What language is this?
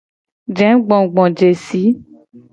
Gen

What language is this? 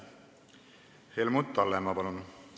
Estonian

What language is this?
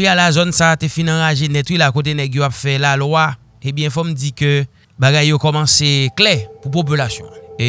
French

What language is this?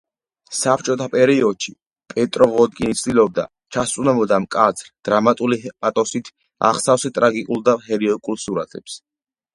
Georgian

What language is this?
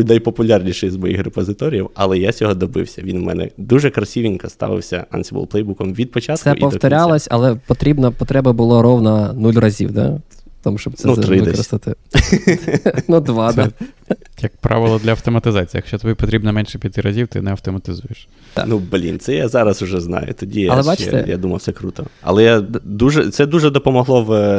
Ukrainian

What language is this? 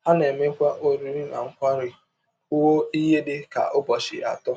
Igbo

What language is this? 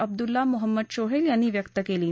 Marathi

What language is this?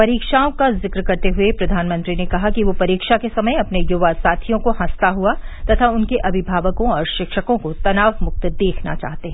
Hindi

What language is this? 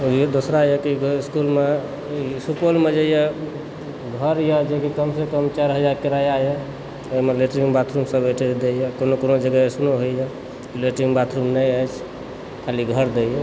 Maithili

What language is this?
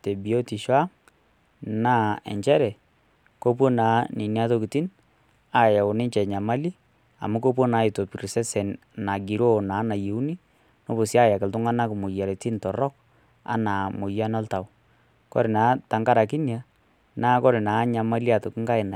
Masai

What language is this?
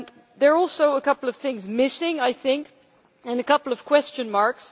English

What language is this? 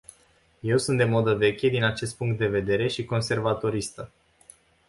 Romanian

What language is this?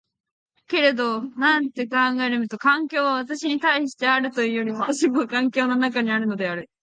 Japanese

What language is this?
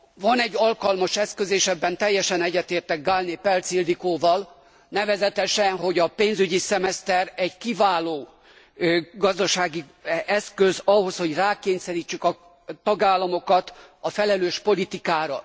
Hungarian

